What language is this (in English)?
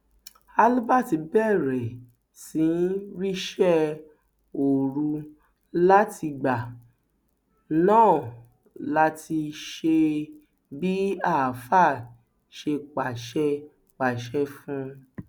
Yoruba